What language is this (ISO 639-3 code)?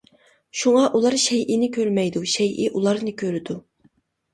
uig